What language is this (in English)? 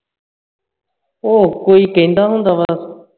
Punjabi